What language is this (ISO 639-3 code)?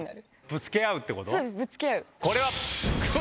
jpn